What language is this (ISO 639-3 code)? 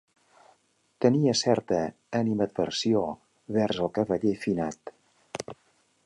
cat